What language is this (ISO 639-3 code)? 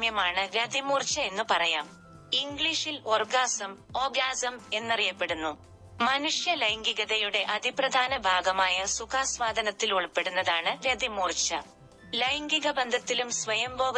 mal